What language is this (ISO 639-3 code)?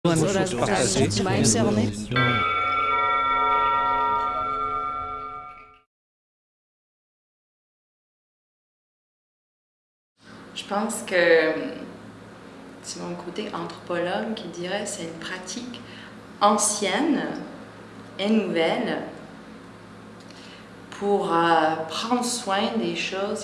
fra